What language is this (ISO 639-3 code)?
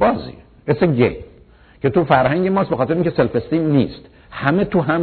fas